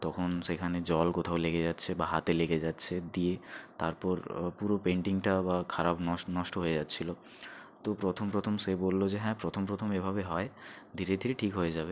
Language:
Bangla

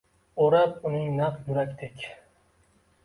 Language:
Uzbek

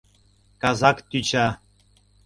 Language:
Mari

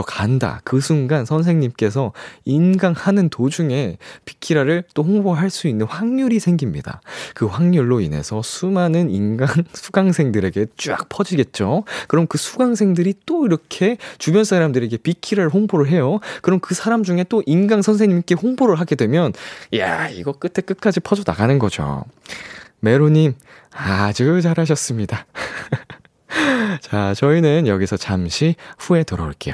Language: Korean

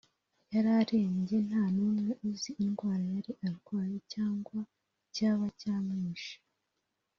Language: Kinyarwanda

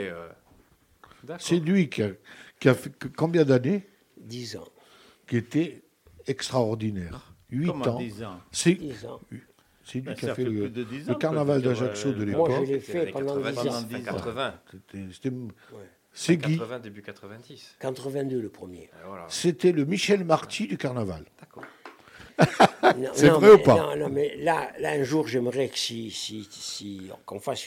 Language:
French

